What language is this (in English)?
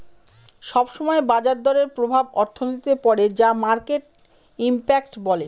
Bangla